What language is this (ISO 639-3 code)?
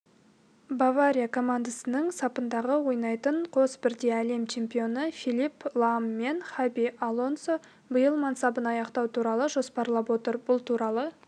kaz